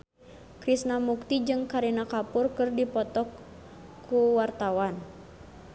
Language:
Sundanese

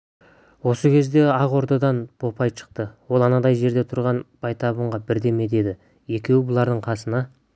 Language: Kazakh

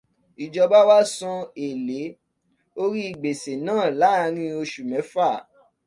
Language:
Yoruba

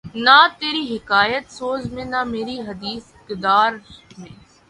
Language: Urdu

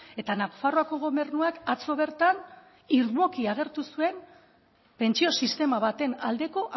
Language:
Basque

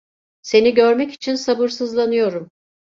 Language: Turkish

